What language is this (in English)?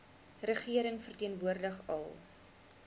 Afrikaans